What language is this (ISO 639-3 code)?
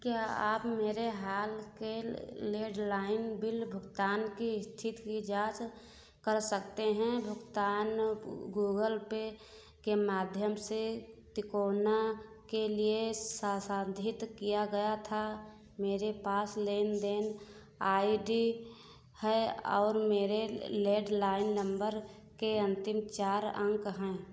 hin